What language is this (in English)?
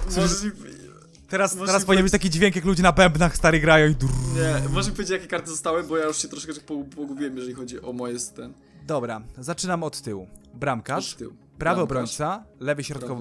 Polish